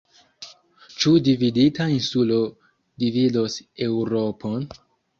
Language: Esperanto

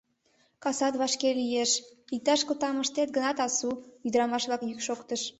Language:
Mari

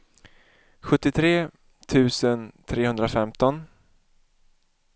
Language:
Swedish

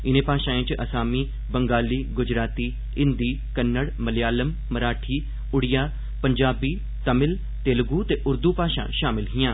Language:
Dogri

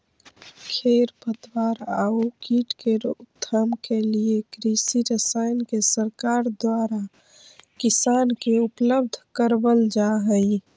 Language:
Magahi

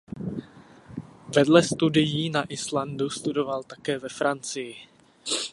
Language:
Czech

